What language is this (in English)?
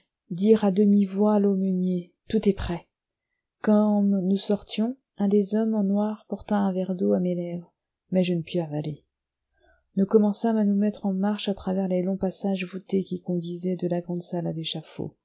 French